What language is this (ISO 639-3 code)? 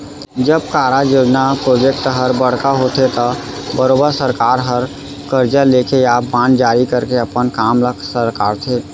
hne